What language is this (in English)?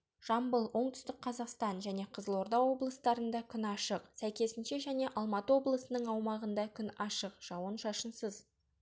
Kazakh